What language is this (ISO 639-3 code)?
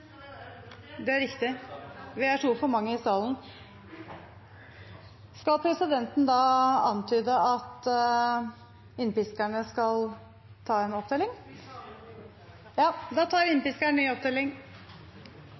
nob